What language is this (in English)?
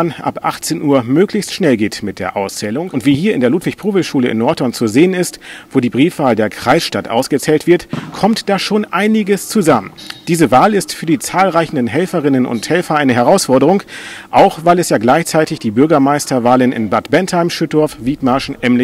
German